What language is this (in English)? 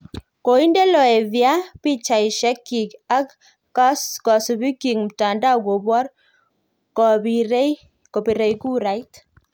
Kalenjin